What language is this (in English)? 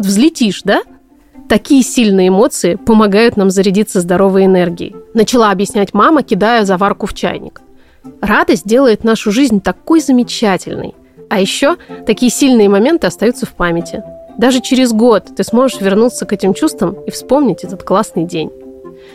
Russian